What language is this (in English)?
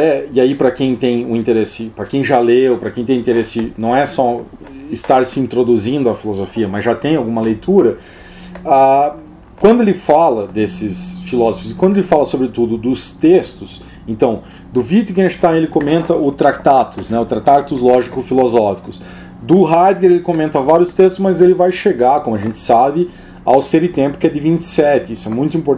Portuguese